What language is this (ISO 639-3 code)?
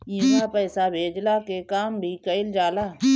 bho